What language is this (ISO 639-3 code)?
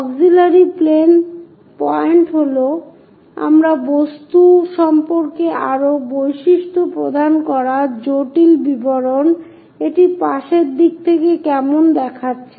ben